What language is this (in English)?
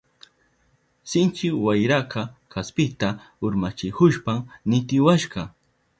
Southern Pastaza Quechua